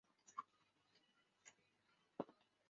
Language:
Chinese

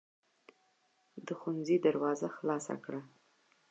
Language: Pashto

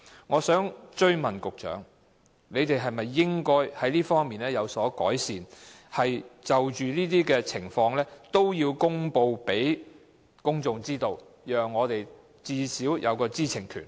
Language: Cantonese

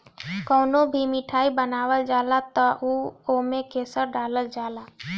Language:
Bhojpuri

